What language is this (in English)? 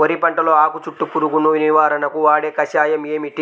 Telugu